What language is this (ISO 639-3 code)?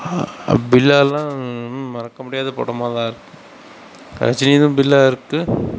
tam